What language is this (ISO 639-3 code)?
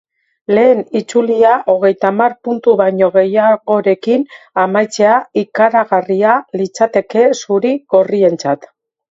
eus